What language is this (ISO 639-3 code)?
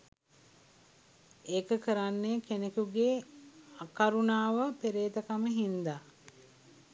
sin